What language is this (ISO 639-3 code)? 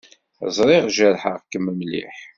kab